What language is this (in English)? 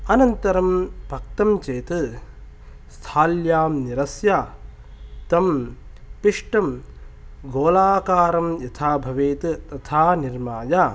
Sanskrit